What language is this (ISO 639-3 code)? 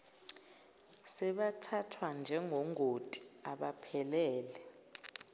zul